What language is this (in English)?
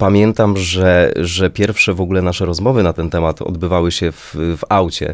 Polish